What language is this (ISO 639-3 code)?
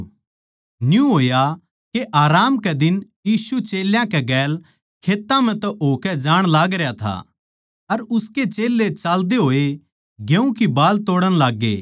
bgc